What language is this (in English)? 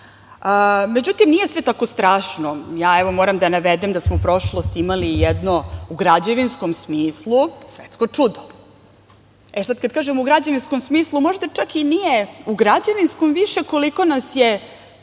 Serbian